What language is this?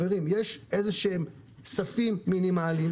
Hebrew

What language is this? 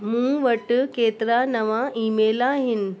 Sindhi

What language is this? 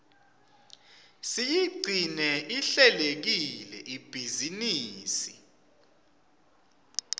Swati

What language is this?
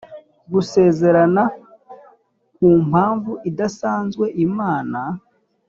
Kinyarwanda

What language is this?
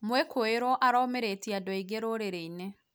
Kikuyu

